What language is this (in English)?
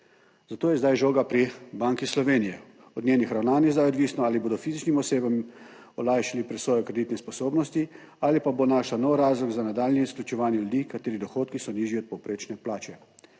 Slovenian